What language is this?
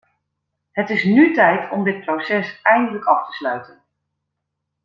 Dutch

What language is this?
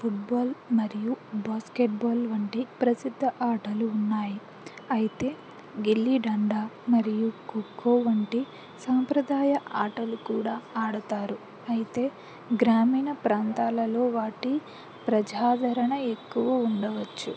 Telugu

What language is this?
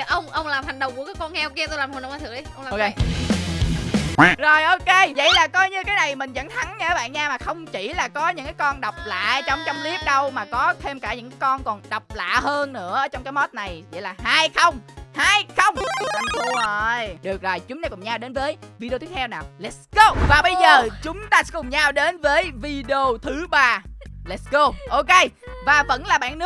Vietnamese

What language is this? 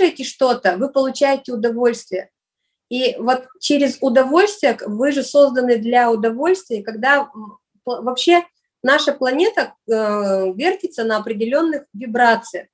Russian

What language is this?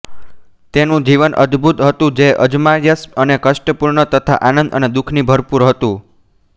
Gujarati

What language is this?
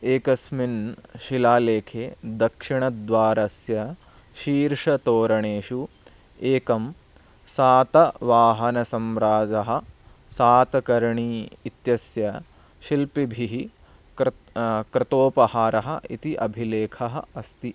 Sanskrit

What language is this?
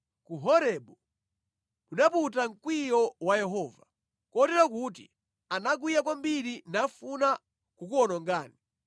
Nyanja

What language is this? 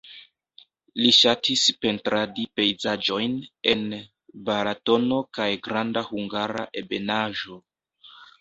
Esperanto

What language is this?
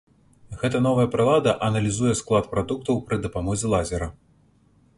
Belarusian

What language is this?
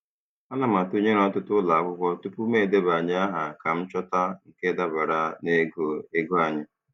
Igbo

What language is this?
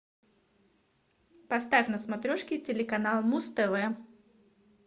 Russian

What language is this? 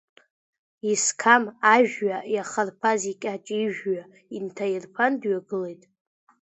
Abkhazian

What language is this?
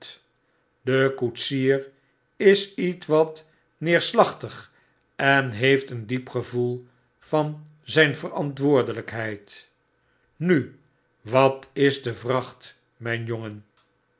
Dutch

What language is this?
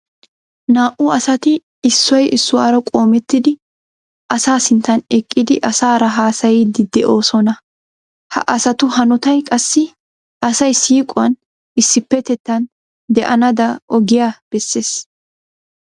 Wolaytta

